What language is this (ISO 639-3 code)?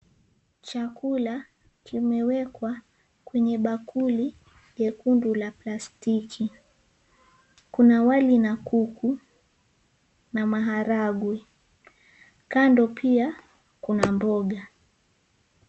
swa